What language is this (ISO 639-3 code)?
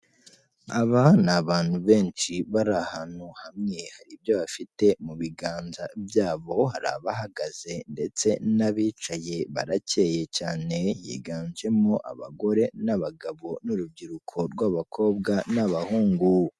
kin